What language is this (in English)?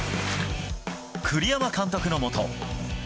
Japanese